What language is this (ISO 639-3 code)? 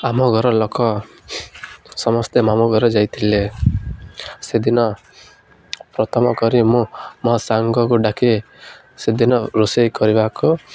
ori